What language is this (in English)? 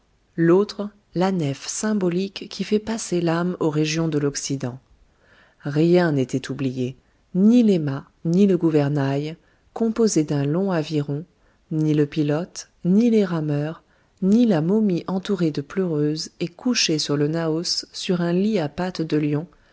French